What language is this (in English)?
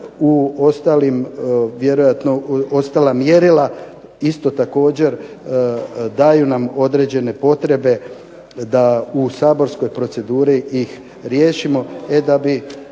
Croatian